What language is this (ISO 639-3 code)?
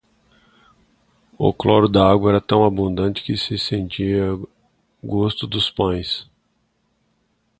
por